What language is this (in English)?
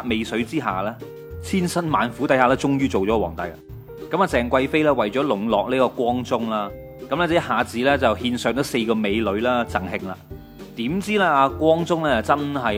Chinese